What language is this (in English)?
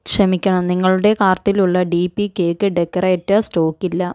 Malayalam